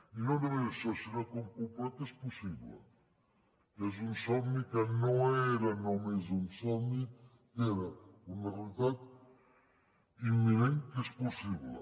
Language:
Catalan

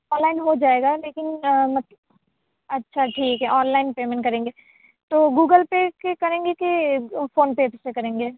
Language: Urdu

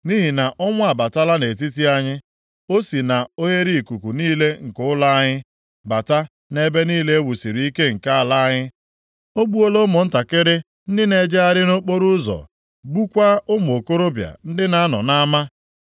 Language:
Igbo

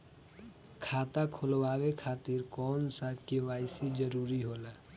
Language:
Bhojpuri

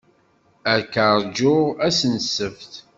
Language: Kabyle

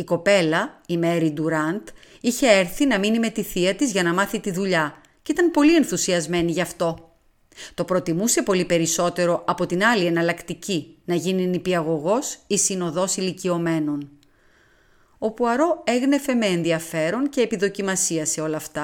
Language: Greek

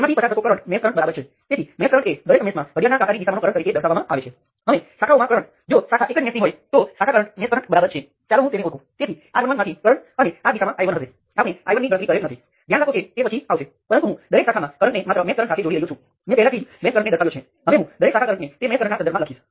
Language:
Gujarati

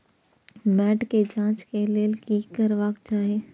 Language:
Maithili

